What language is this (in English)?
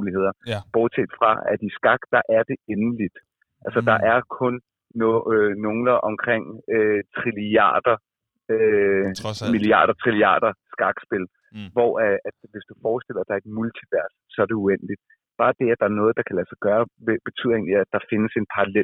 Danish